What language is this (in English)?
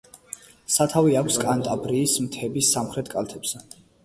Georgian